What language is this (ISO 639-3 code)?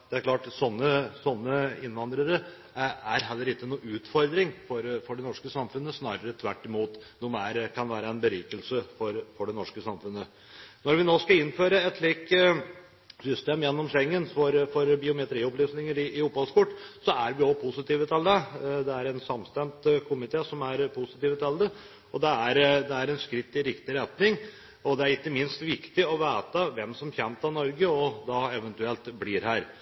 nob